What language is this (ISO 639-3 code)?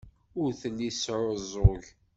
kab